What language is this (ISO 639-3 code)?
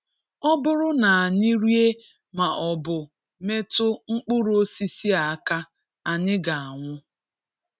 ibo